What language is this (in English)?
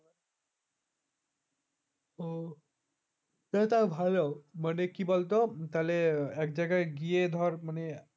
Bangla